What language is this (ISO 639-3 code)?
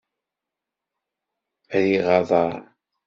kab